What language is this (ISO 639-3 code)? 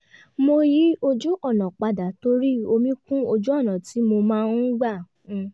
yor